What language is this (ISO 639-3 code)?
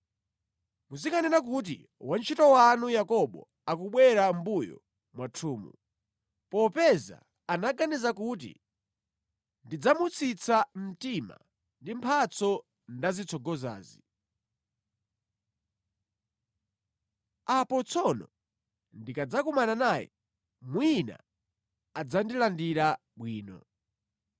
nya